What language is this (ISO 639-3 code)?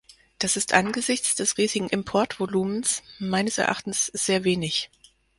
deu